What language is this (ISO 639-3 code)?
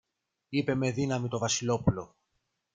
ell